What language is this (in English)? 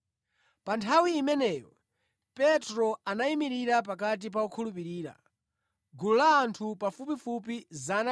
Nyanja